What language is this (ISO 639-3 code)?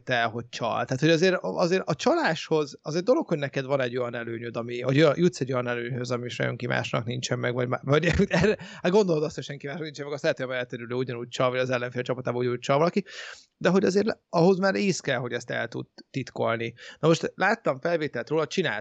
hun